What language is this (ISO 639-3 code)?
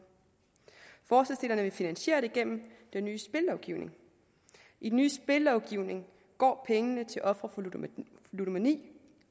dan